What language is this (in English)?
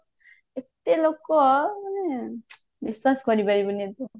Odia